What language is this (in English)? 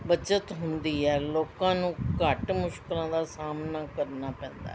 Punjabi